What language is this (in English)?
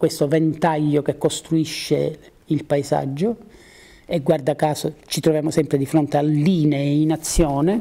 Italian